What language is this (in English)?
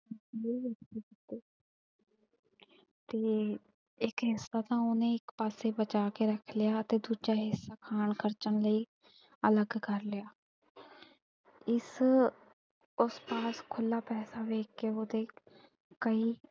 Punjabi